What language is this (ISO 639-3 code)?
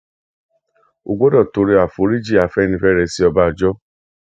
yor